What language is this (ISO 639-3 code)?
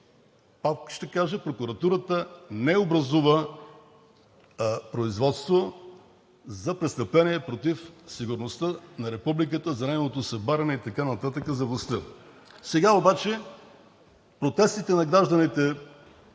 bul